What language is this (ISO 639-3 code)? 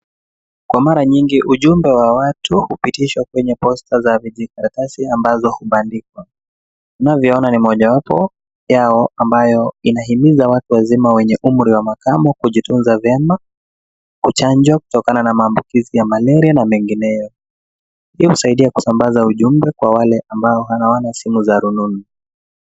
swa